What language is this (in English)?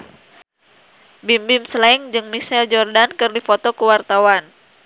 Sundanese